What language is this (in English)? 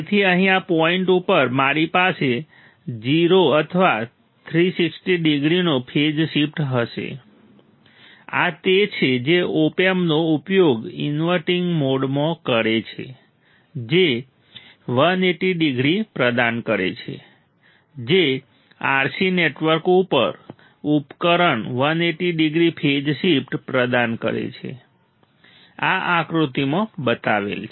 Gujarati